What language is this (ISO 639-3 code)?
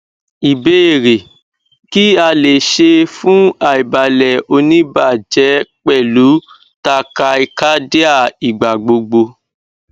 yor